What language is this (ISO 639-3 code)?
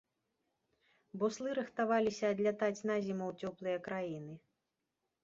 bel